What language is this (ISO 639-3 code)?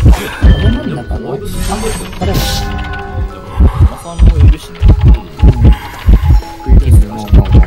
jpn